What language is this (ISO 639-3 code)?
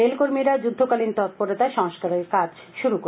ben